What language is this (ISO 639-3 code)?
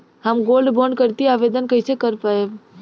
bho